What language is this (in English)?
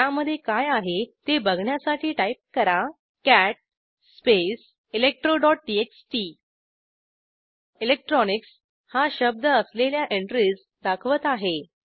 Marathi